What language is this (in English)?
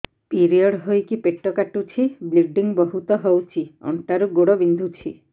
Odia